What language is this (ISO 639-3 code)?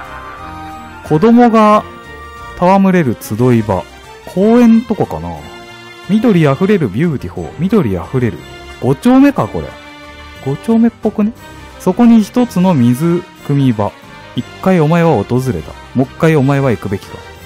jpn